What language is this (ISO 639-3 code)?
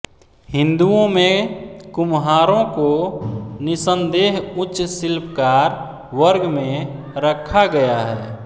hin